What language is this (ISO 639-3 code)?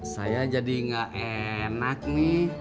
ind